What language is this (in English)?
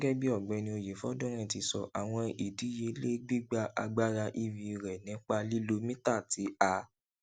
Yoruba